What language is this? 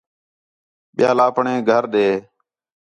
Khetrani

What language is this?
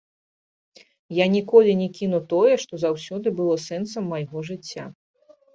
Belarusian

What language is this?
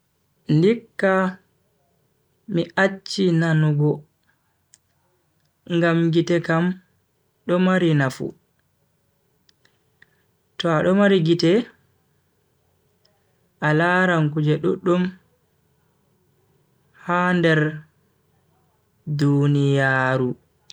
Bagirmi Fulfulde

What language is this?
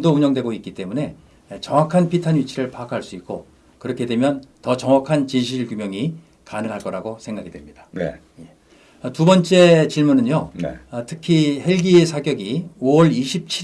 Korean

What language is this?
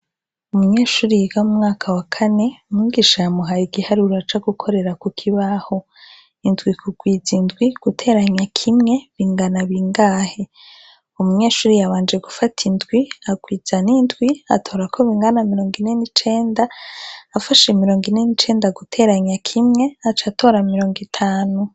Rundi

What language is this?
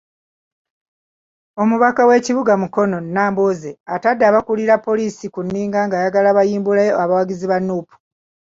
Ganda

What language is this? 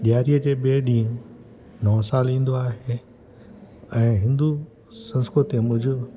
Sindhi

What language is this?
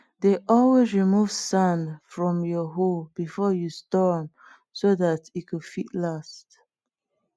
Nigerian Pidgin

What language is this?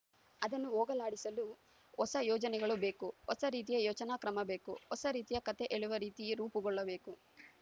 Kannada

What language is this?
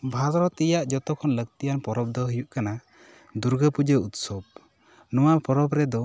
Santali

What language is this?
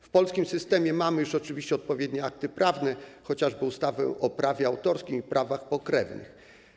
Polish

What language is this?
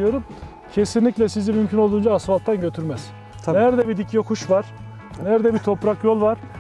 Turkish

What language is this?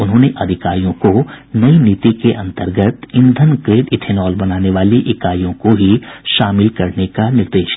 Hindi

